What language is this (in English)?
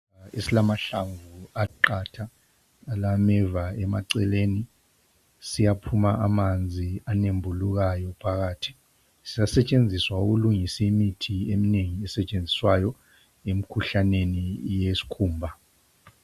North Ndebele